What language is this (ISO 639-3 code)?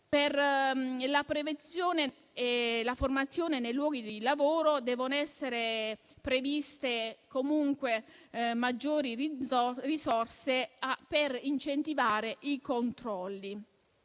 ita